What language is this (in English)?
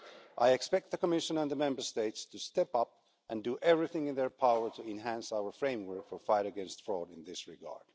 English